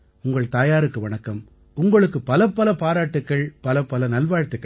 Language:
Tamil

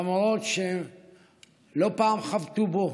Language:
Hebrew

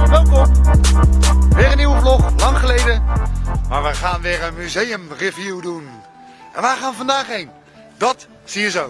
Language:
Dutch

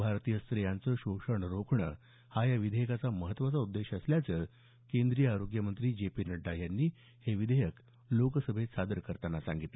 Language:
Marathi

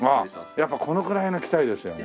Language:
Japanese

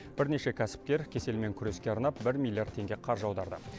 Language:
Kazakh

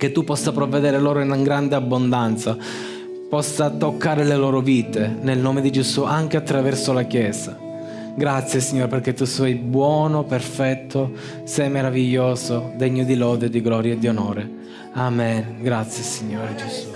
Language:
Italian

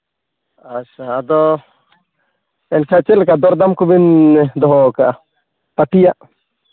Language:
Santali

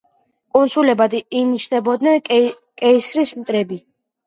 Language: Georgian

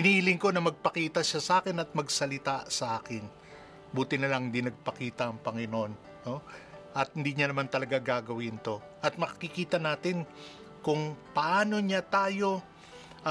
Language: Filipino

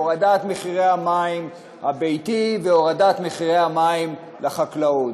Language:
Hebrew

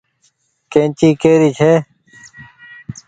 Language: Goaria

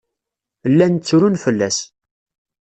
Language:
Kabyle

